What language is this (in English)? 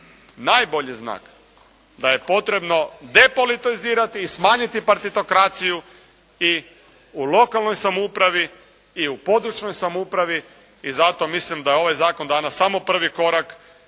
Croatian